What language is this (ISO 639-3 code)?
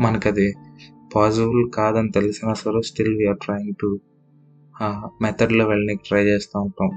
tel